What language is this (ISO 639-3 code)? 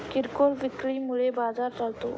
mar